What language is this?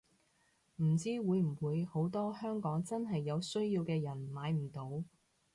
Cantonese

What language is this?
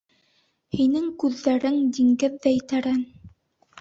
Bashkir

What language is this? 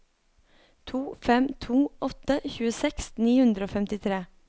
Norwegian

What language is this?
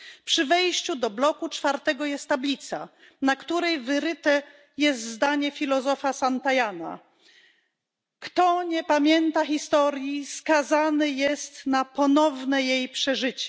Polish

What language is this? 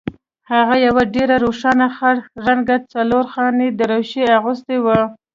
Pashto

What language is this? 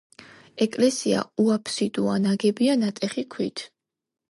Georgian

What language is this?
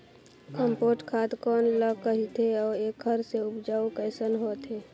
Chhattisgarhi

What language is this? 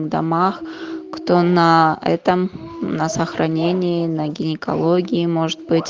Russian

